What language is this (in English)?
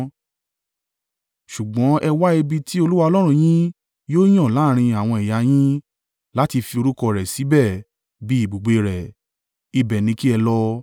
Yoruba